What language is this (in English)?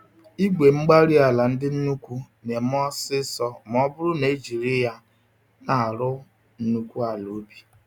Igbo